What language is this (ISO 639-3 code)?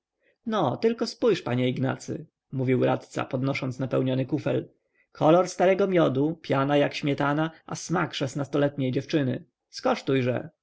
pol